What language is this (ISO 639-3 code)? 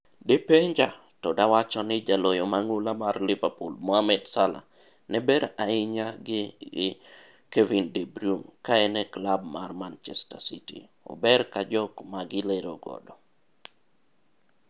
luo